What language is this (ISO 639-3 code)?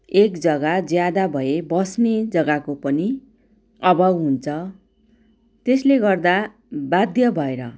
nep